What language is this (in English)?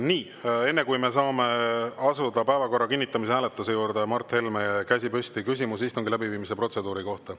Estonian